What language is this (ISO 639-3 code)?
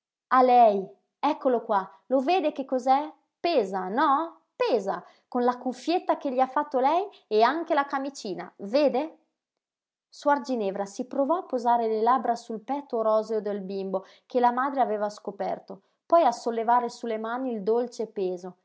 ita